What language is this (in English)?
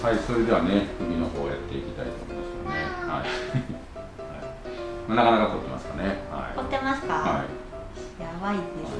Japanese